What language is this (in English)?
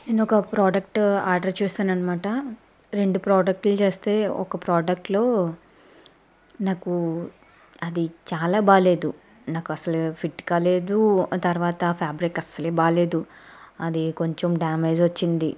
Telugu